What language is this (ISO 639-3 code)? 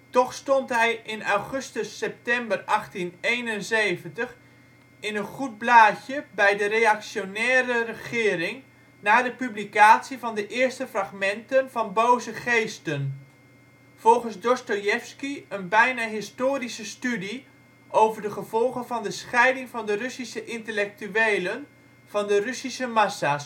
nld